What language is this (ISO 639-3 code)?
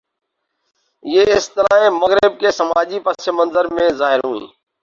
urd